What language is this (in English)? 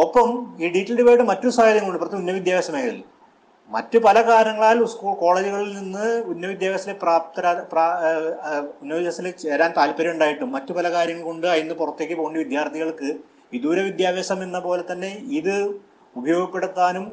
Malayalam